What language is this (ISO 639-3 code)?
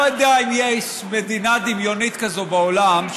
heb